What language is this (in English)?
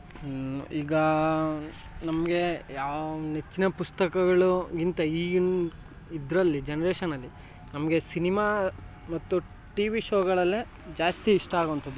Kannada